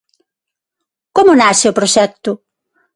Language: Galician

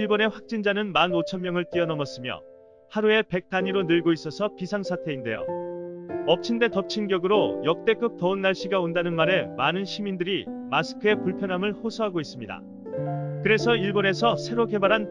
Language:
Korean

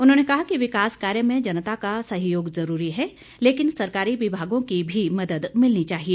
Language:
Hindi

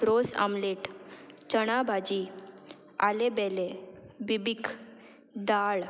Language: Konkani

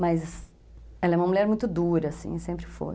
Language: Portuguese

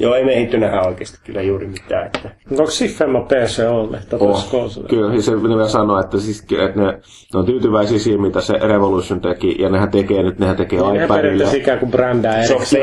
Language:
Finnish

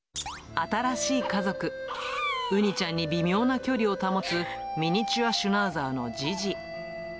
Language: Japanese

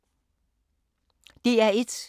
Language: Danish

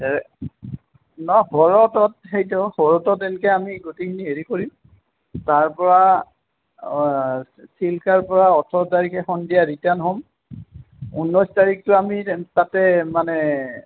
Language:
Assamese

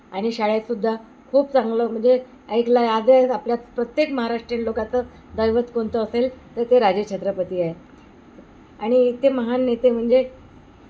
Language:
Marathi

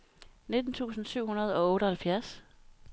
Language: Danish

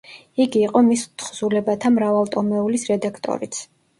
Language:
Georgian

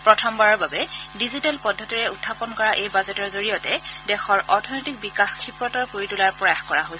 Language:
Assamese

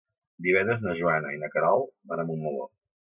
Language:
Catalan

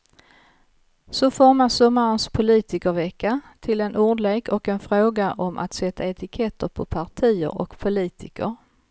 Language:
Swedish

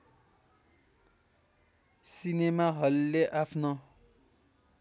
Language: Nepali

